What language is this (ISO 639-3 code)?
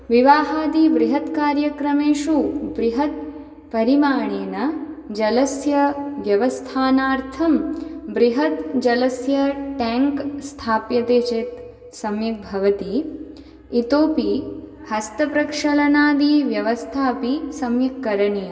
san